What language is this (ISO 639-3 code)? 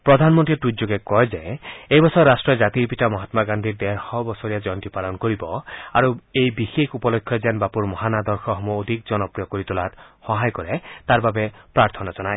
asm